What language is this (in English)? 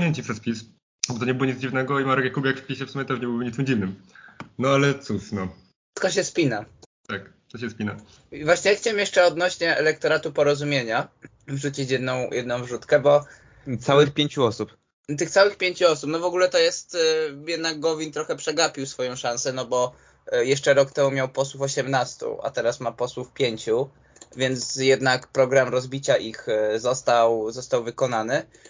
Polish